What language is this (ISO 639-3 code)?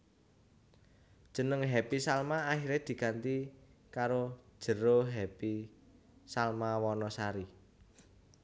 jav